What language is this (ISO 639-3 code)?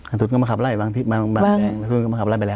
tha